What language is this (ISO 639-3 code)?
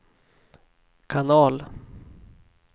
swe